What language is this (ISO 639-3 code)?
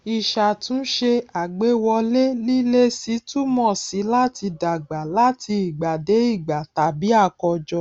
yor